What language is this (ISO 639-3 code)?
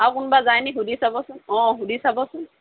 asm